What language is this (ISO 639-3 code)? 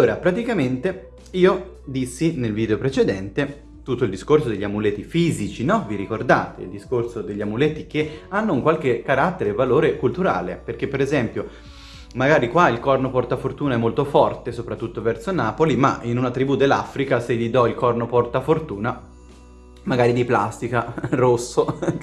ita